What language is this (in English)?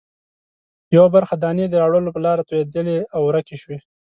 Pashto